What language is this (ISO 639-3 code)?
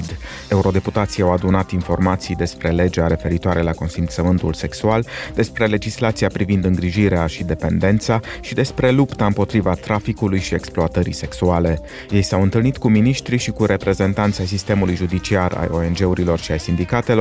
ron